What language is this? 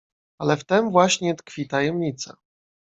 Polish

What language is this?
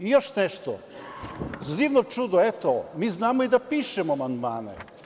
Serbian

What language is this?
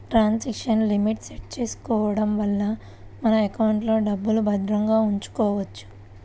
Telugu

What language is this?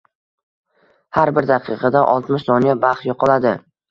Uzbek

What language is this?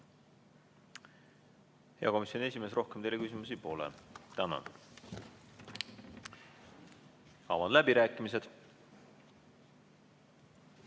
Estonian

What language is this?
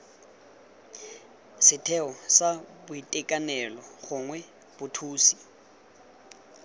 Tswana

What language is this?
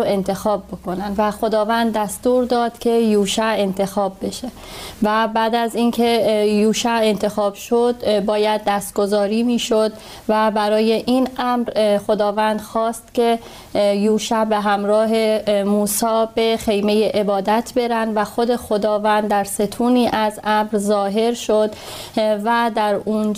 Persian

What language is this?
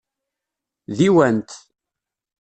Kabyle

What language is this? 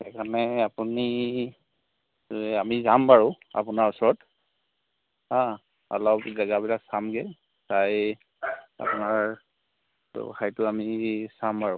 Assamese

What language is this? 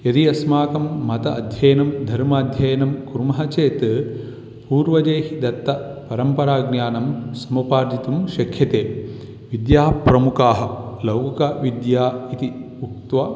Sanskrit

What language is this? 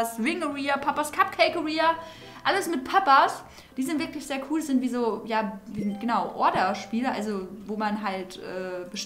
German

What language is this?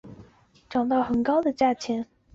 Chinese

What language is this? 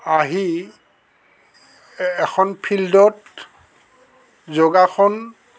Assamese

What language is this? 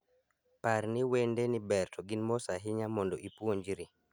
Luo (Kenya and Tanzania)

